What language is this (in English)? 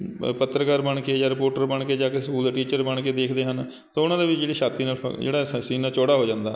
Punjabi